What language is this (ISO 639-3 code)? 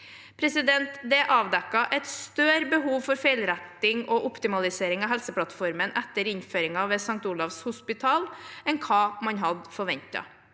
nor